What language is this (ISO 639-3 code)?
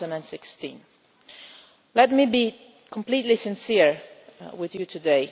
eng